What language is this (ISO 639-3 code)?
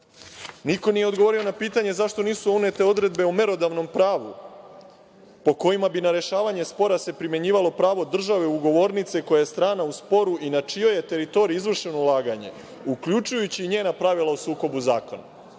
srp